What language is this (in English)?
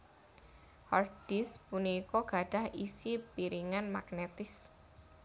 Javanese